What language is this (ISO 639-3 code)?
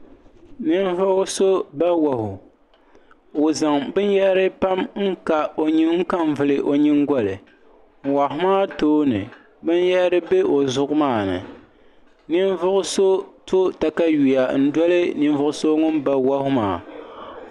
dag